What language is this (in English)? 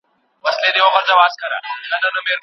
Pashto